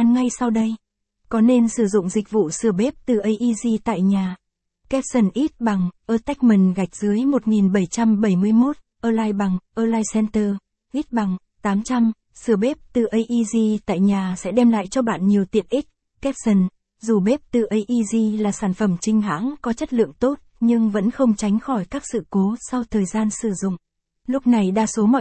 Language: Vietnamese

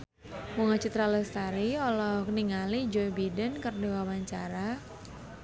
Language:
Sundanese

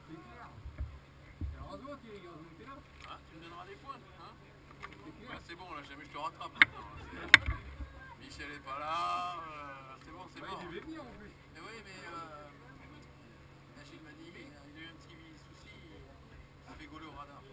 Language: French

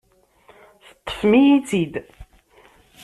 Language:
Kabyle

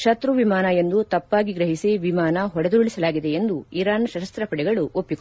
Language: Kannada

